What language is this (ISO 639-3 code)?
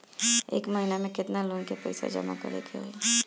bho